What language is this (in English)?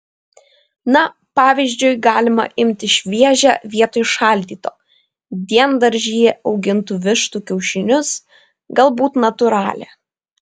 Lithuanian